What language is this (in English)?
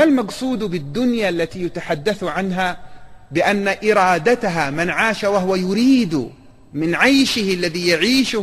Arabic